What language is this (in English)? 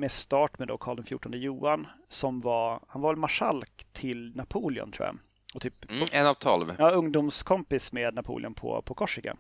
Swedish